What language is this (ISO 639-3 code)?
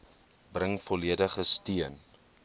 afr